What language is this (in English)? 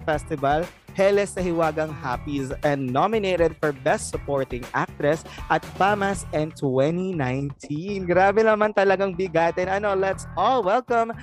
Filipino